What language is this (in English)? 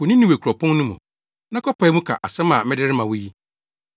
Akan